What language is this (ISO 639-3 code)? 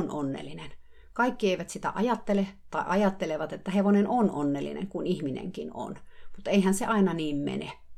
fin